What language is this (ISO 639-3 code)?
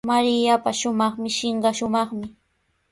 qws